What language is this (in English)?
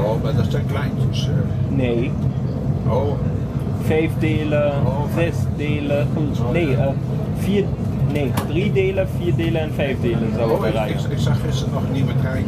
Dutch